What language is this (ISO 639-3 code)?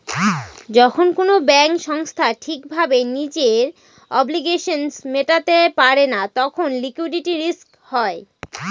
ben